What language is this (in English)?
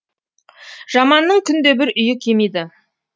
Kazakh